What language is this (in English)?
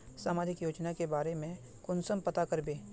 Magahi